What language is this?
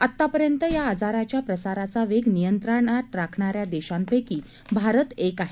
Marathi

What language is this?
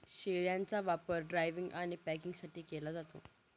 Marathi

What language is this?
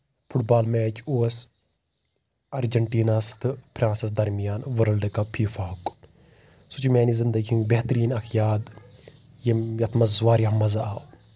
Kashmiri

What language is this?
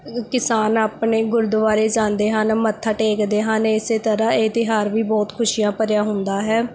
Punjabi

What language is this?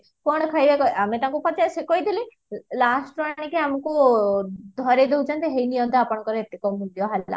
Odia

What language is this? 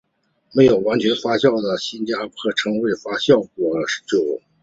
Chinese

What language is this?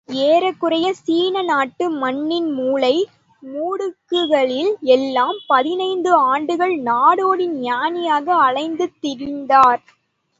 Tamil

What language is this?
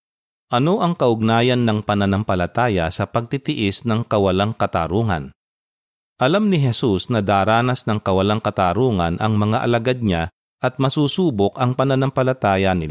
Filipino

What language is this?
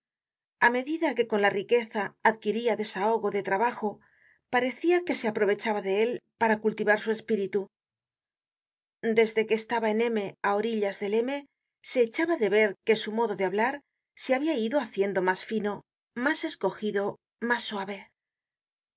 Spanish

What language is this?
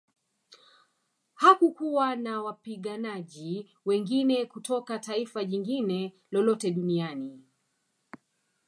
Swahili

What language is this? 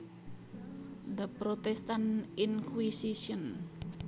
Javanese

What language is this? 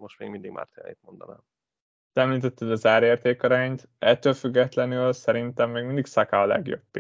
Hungarian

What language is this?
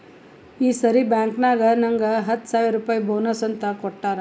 Kannada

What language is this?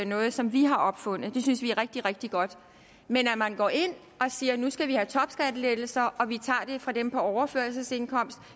Danish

